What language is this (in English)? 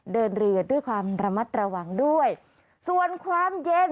Thai